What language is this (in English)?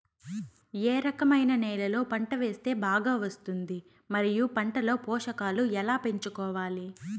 Telugu